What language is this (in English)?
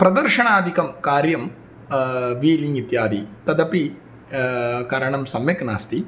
Sanskrit